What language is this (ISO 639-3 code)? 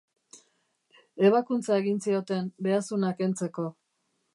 eus